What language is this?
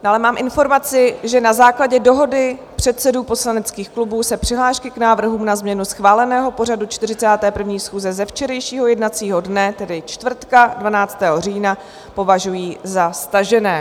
Czech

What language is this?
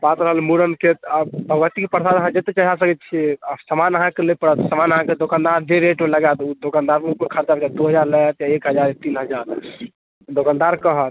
Maithili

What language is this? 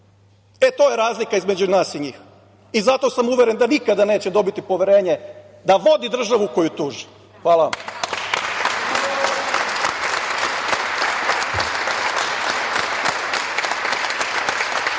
Serbian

